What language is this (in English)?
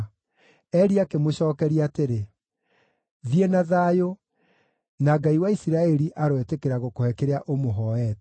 Kikuyu